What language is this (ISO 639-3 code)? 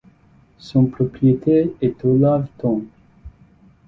fra